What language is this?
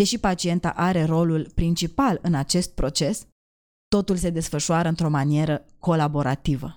Romanian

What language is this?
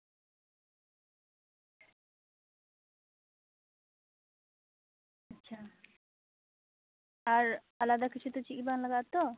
Santali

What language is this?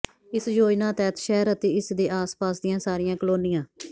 Punjabi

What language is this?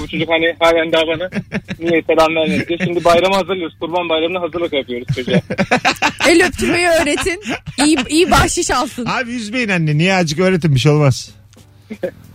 Turkish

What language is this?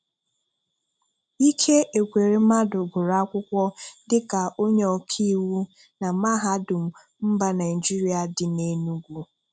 Igbo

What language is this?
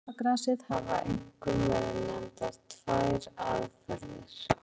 Icelandic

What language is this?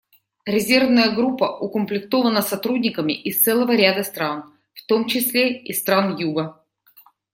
Russian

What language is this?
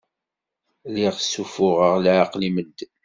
Kabyle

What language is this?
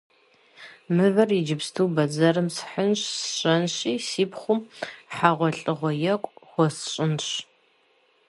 Kabardian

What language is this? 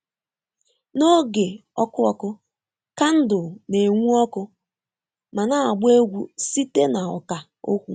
Igbo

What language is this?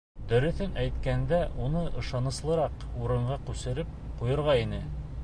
Bashkir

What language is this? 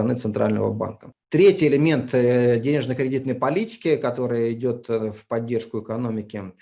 Russian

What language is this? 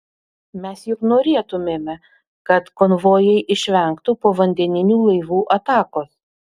Lithuanian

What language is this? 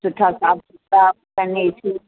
Sindhi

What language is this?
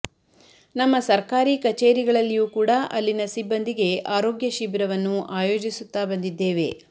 Kannada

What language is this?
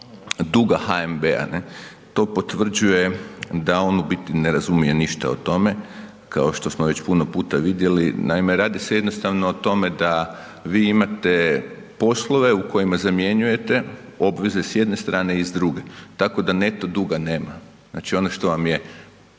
Croatian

